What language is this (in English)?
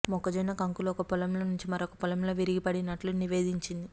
Telugu